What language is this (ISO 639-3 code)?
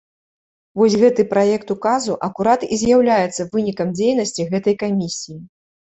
bel